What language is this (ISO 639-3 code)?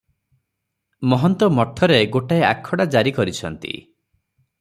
ori